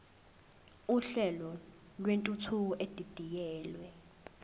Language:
Zulu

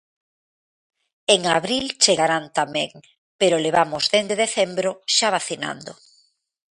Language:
Galician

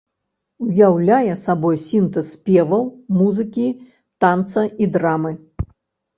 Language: Belarusian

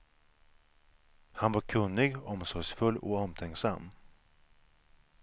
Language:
Swedish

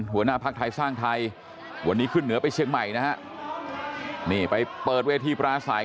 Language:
Thai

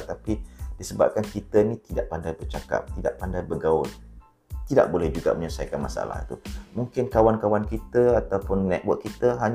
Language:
Malay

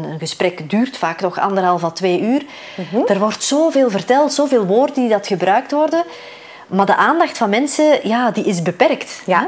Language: Dutch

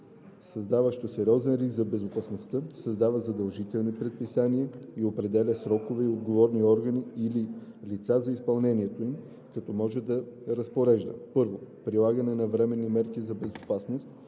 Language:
Bulgarian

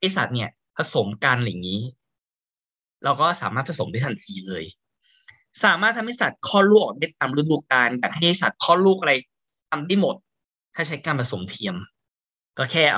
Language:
Thai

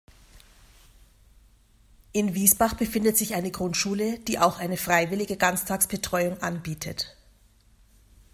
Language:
German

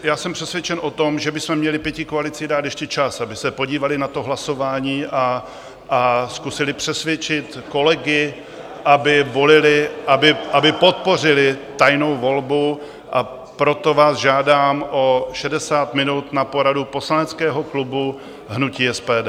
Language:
Czech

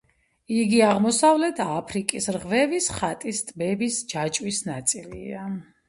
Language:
Georgian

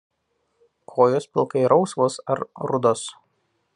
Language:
Lithuanian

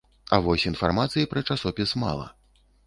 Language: Belarusian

